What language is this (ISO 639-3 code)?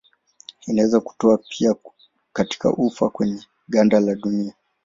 swa